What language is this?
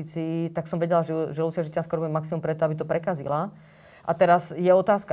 Slovak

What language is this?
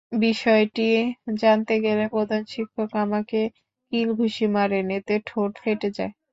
Bangla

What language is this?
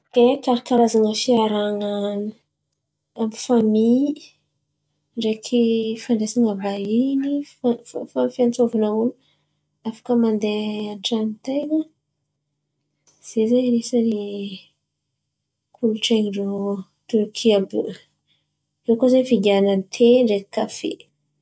Antankarana Malagasy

